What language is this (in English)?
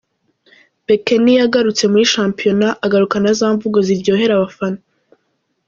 Kinyarwanda